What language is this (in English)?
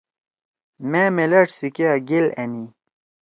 Torwali